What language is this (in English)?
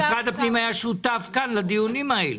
Hebrew